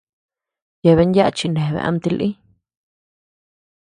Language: Tepeuxila Cuicatec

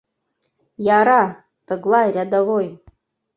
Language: Mari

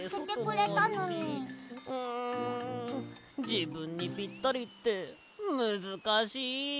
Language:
Japanese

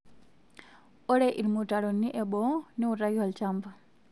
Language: Masai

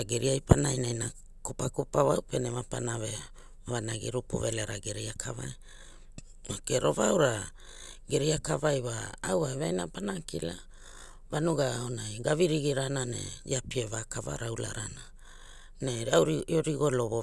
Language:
Hula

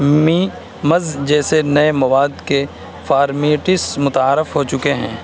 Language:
Urdu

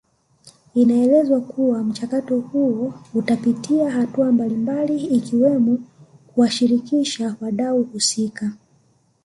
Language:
Swahili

